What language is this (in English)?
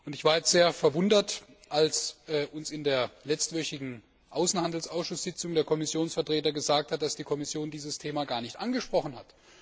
German